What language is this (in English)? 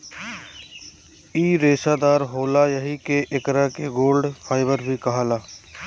Bhojpuri